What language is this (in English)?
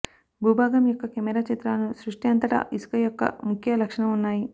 Telugu